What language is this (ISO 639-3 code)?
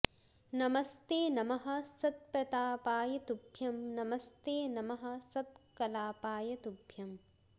san